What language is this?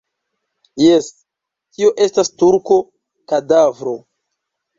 Esperanto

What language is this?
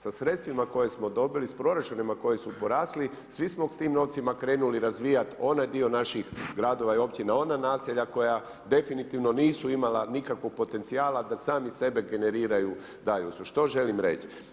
Croatian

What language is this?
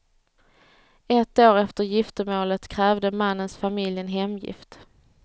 Swedish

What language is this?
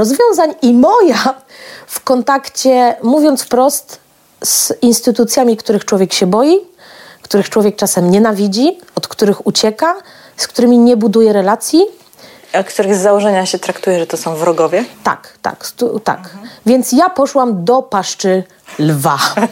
Polish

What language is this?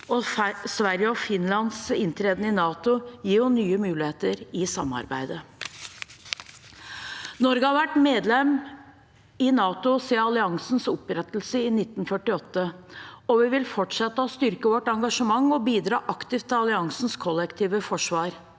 Norwegian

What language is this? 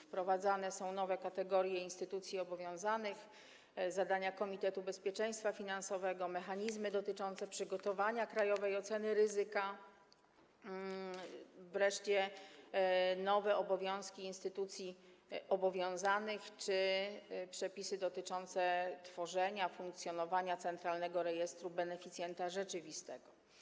Polish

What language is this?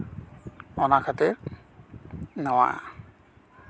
Santali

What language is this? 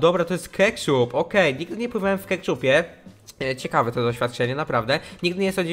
Polish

